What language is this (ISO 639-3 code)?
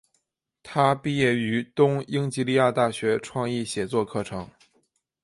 zho